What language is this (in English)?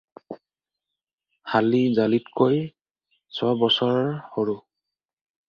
Assamese